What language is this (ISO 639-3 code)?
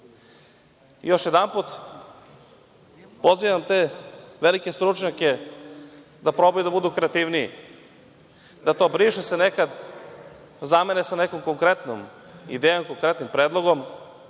srp